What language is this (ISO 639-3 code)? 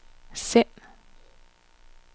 dan